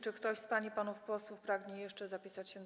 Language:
Polish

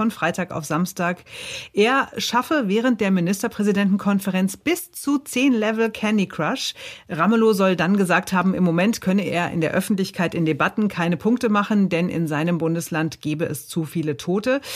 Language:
German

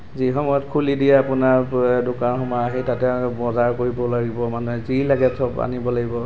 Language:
Assamese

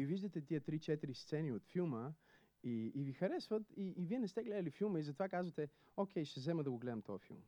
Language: Bulgarian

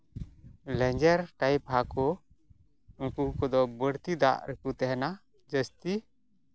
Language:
Santali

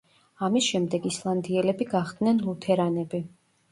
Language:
Georgian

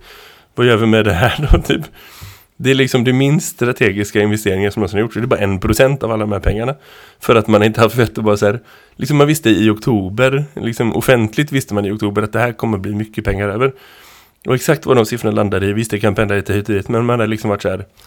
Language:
Swedish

